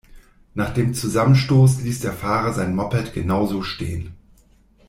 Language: German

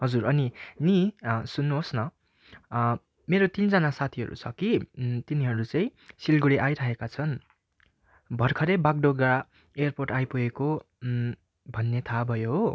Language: Nepali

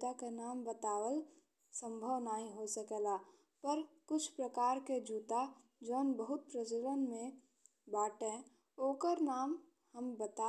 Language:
Bhojpuri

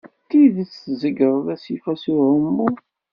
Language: Kabyle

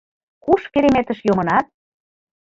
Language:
Mari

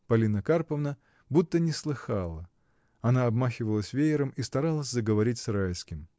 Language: Russian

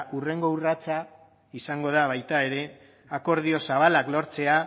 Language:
Basque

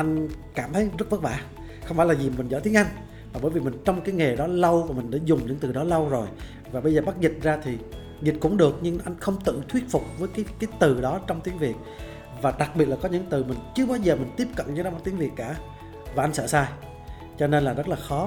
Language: Vietnamese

